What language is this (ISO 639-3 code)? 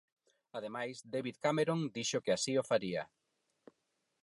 glg